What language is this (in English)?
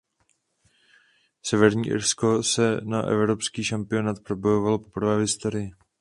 Czech